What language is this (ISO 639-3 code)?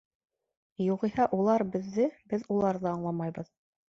bak